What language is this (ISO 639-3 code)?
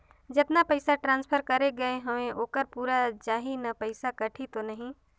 hne